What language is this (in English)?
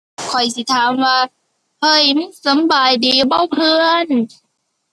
Thai